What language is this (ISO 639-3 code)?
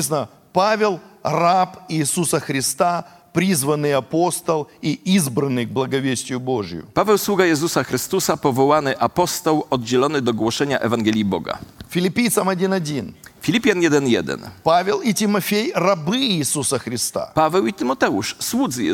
pol